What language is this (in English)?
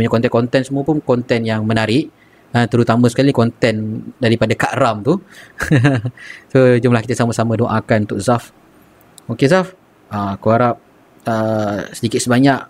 Malay